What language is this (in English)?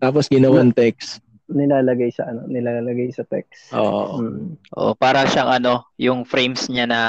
Filipino